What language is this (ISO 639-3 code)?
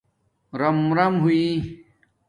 dmk